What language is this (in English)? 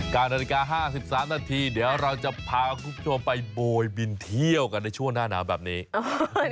Thai